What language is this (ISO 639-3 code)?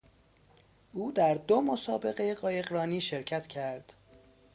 fas